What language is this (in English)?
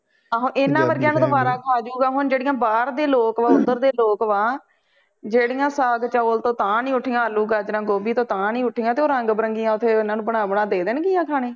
Punjabi